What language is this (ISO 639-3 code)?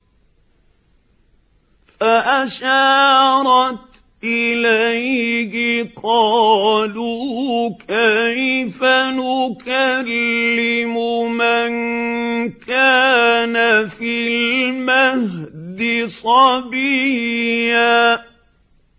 ara